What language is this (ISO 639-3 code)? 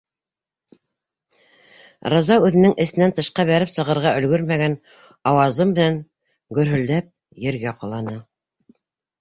bak